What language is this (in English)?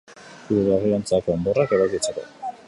Basque